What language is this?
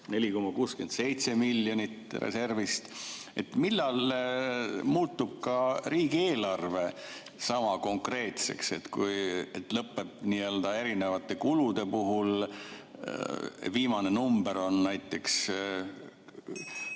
Estonian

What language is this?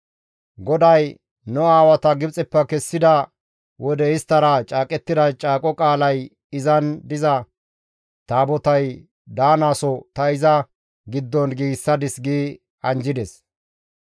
Gamo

